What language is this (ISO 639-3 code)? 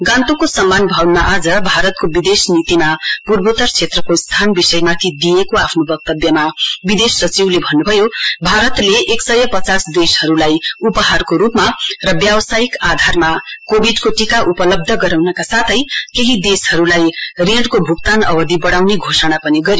nep